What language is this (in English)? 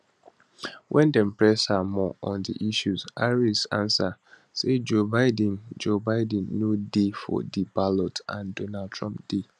Nigerian Pidgin